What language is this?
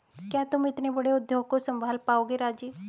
Hindi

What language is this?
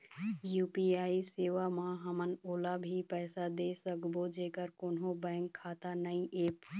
Chhattisgarhi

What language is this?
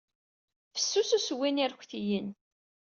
Kabyle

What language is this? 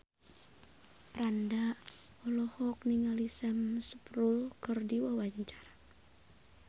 Sundanese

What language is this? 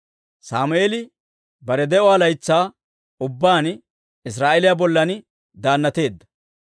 Dawro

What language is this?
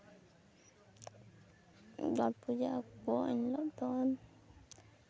Santali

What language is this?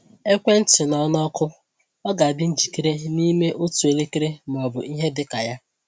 Igbo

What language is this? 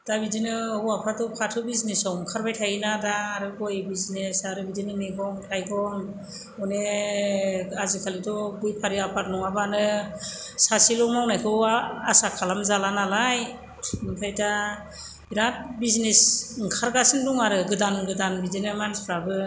Bodo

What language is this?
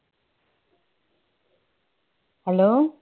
Tamil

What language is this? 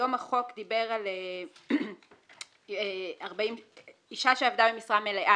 Hebrew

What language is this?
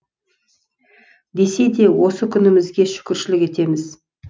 Kazakh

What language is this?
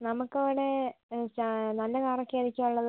Malayalam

